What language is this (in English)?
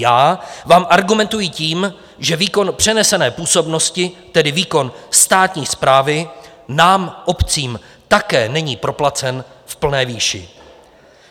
Czech